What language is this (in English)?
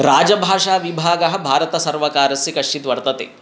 Sanskrit